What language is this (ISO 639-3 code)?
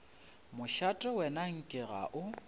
nso